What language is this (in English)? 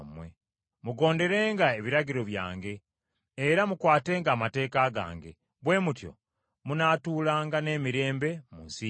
Ganda